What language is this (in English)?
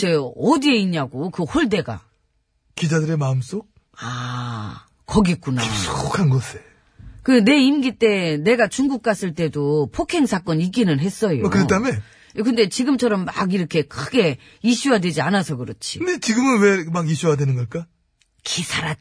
Korean